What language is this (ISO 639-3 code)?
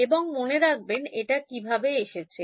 ben